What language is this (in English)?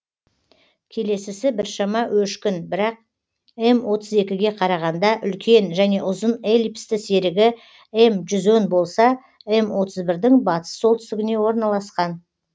Kazakh